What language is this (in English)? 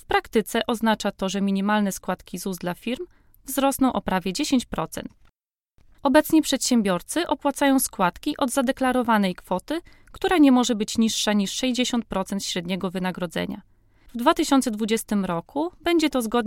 Polish